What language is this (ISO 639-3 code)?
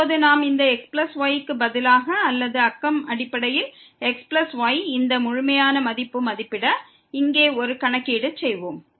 tam